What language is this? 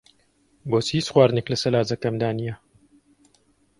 Central Kurdish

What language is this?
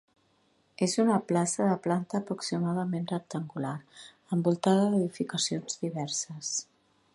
Catalan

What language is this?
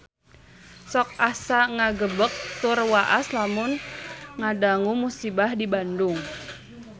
Sundanese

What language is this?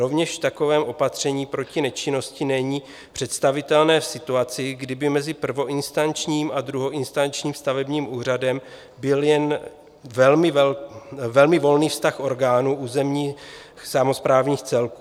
Czech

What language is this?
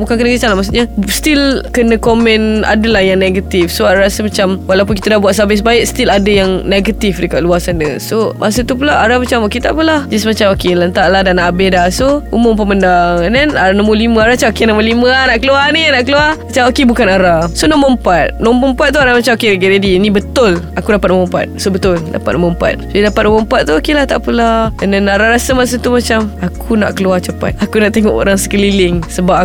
Malay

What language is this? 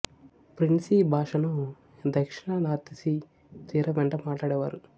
Telugu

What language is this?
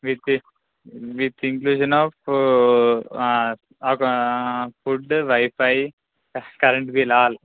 Telugu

